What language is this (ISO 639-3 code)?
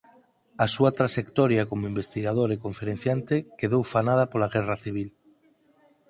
glg